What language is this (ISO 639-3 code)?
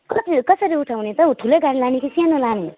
nep